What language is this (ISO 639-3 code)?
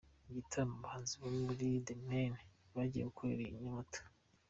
kin